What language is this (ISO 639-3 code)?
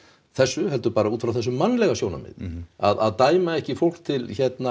isl